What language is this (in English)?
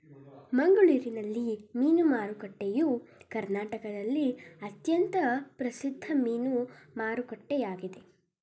Kannada